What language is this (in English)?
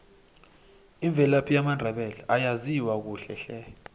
South Ndebele